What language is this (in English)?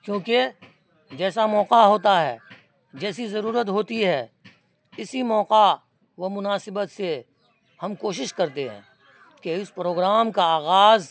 Urdu